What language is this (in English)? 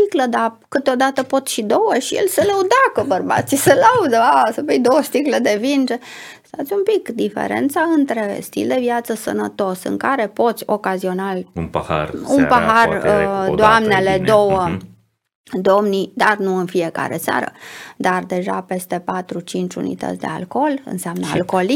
Romanian